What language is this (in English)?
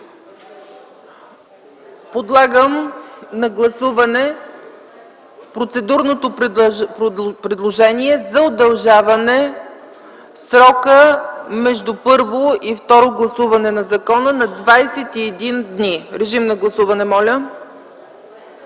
Bulgarian